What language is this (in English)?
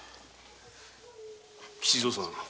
Japanese